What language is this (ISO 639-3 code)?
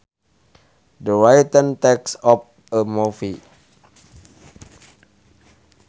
sun